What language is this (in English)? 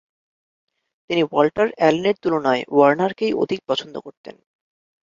Bangla